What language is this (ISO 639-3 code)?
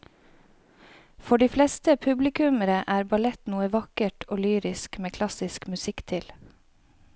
nor